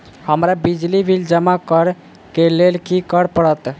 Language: Maithili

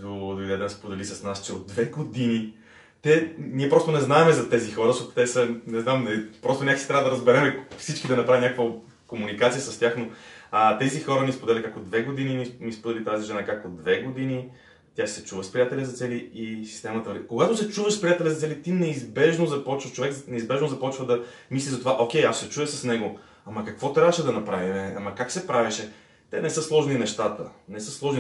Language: Bulgarian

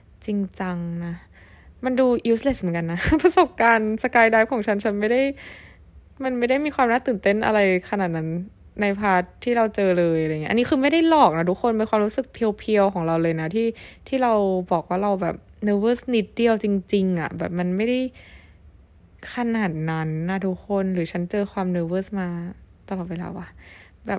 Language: Thai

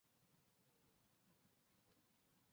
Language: Chinese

